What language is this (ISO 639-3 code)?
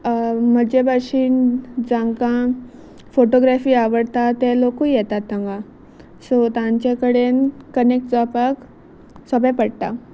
kok